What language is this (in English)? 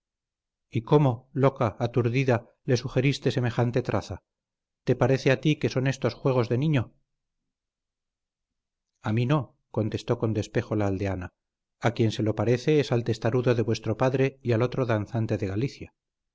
Spanish